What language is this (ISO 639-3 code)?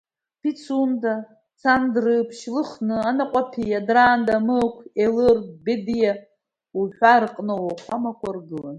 abk